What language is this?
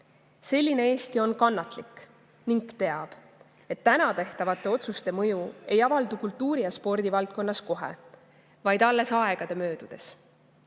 Estonian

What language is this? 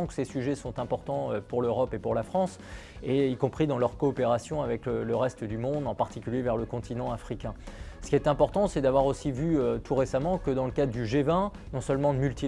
French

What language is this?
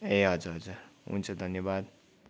Nepali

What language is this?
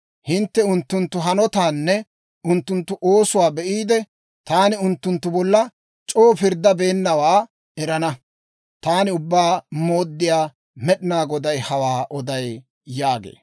Dawro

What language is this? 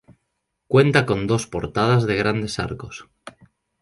Spanish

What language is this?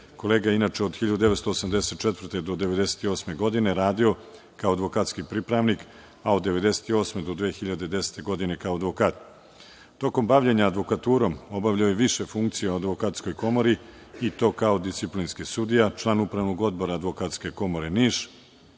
Serbian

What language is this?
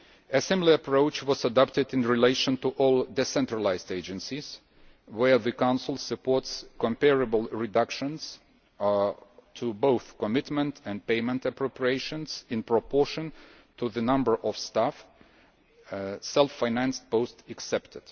English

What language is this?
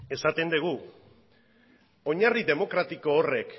Basque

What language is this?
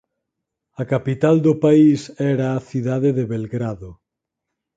Galician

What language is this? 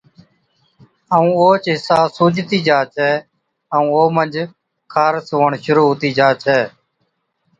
Od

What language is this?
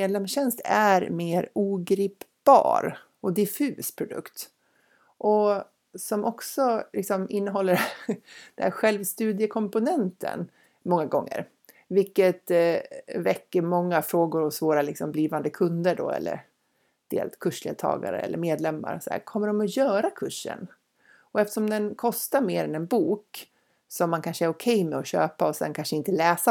Swedish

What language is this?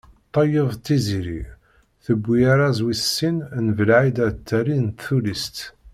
Kabyle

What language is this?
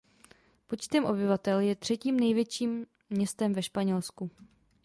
Czech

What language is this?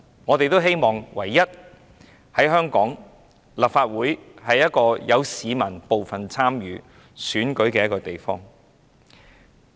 Cantonese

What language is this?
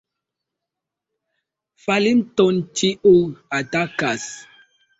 Esperanto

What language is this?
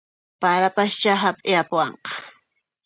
Puno Quechua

